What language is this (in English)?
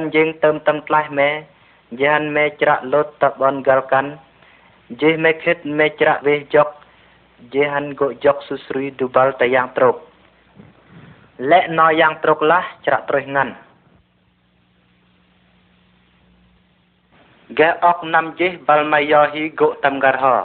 Vietnamese